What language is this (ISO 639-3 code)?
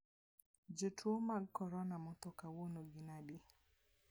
luo